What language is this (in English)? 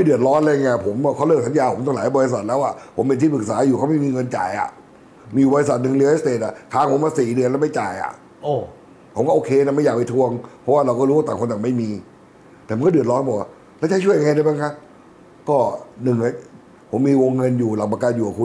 Thai